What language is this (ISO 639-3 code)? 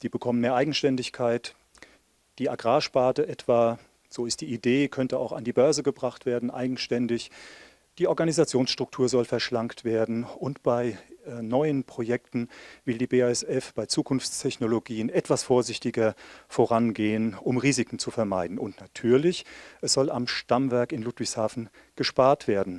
deu